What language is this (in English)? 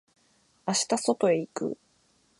Japanese